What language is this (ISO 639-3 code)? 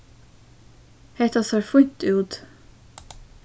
fao